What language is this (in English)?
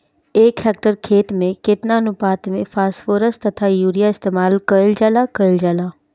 Bhojpuri